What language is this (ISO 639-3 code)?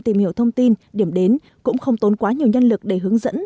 vie